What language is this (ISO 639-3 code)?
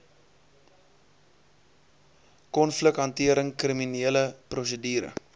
afr